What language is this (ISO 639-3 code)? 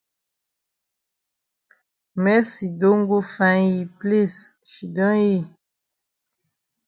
wes